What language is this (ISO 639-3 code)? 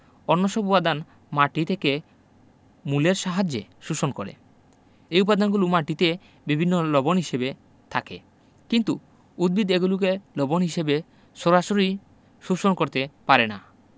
ben